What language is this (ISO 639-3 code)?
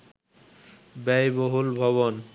ben